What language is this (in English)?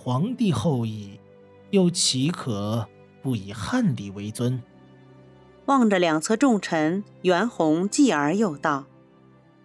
Chinese